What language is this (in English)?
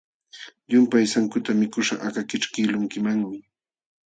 Jauja Wanca Quechua